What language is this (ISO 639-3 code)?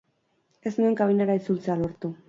eus